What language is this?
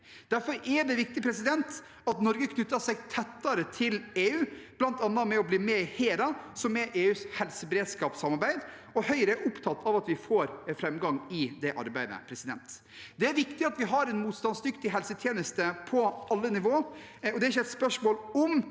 Norwegian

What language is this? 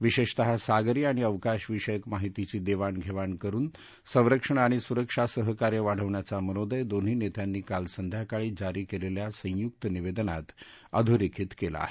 Marathi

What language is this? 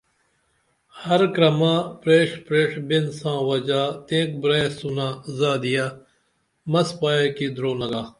Dameli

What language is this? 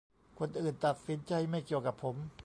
Thai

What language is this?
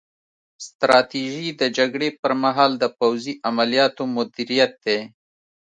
Pashto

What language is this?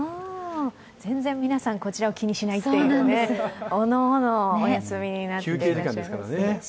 Japanese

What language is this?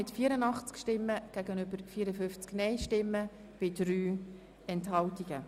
Swiss German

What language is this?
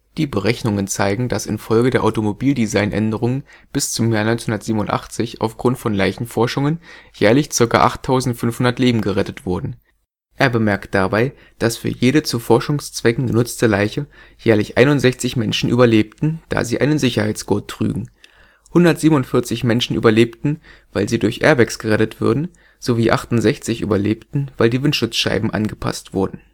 German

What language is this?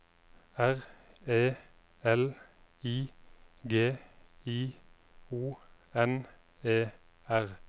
Norwegian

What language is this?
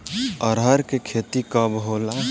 Bhojpuri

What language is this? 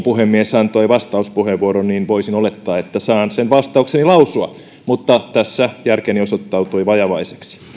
Finnish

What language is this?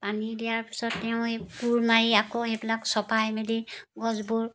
Assamese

